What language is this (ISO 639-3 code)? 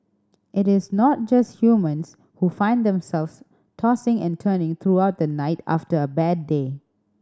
eng